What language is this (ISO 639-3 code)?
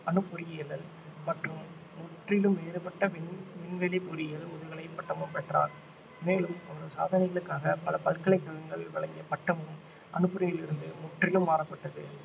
tam